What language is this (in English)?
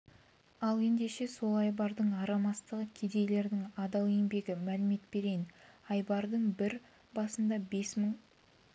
Kazakh